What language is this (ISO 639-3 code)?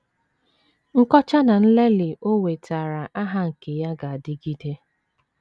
ibo